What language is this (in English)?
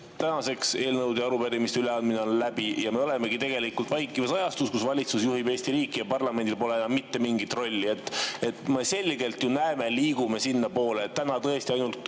Estonian